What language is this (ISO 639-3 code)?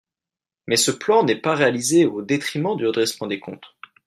fra